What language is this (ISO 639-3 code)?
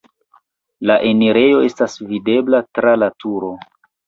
epo